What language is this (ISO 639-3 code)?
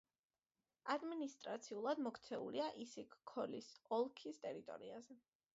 kat